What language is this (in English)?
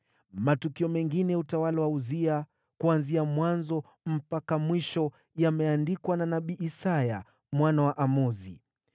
Swahili